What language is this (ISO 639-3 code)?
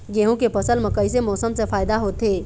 hne